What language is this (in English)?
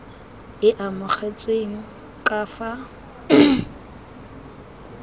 Tswana